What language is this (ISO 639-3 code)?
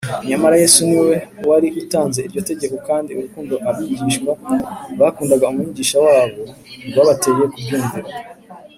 kin